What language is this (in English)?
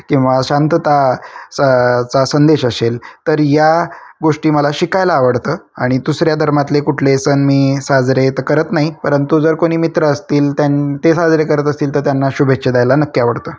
Marathi